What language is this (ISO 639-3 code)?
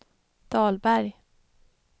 swe